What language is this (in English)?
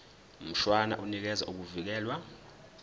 Zulu